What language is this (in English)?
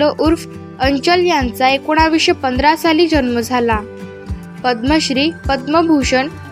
Marathi